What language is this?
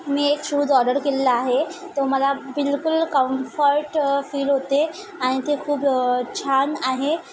Marathi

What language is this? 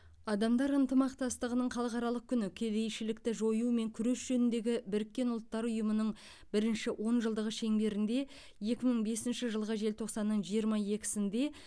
Kazakh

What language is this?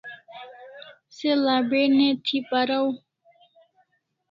Kalasha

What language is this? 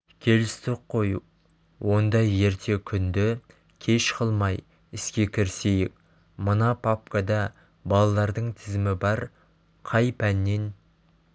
Kazakh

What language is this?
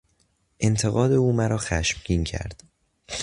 Persian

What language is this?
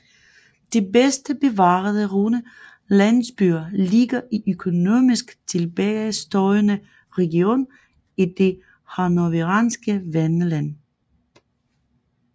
Danish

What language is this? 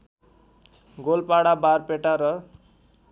Nepali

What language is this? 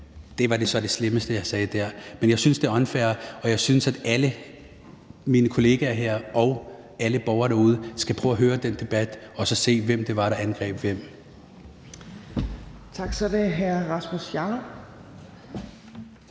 Danish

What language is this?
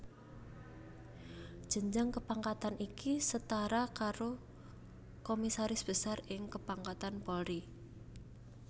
Javanese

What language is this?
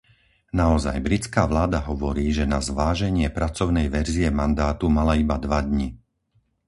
Slovak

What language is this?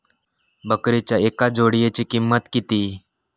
Marathi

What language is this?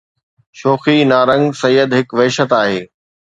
Sindhi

